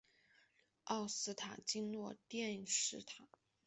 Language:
Chinese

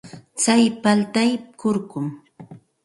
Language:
Santa Ana de Tusi Pasco Quechua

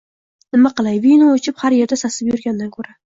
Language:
Uzbek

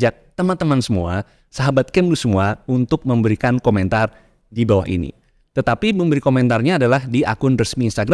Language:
Indonesian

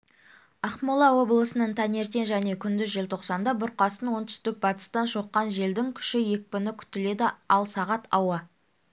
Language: Kazakh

